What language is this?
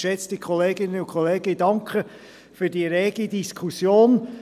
Swiss German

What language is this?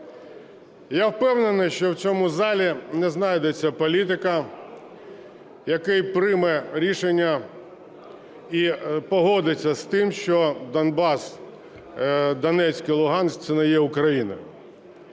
Ukrainian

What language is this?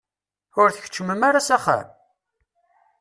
Kabyle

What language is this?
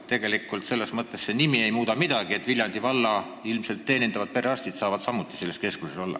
Estonian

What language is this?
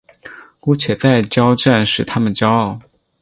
Chinese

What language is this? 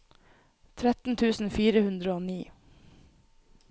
Norwegian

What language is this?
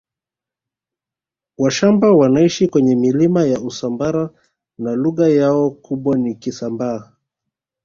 Swahili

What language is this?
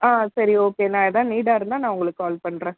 Tamil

